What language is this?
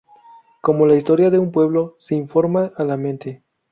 Spanish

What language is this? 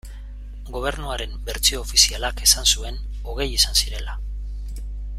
Basque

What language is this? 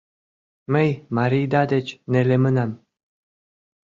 Mari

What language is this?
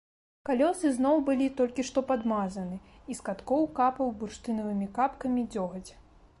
Belarusian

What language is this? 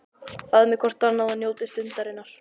Icelandic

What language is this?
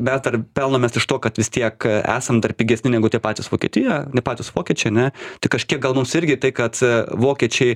Lithuanian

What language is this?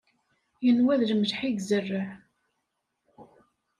Kabyle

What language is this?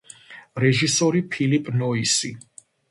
Georgian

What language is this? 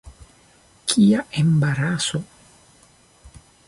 Esperanto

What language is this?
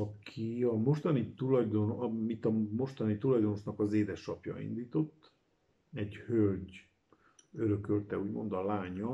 Hungarian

